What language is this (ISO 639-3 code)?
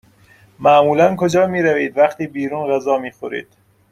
fas